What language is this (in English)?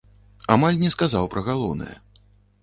Belarusian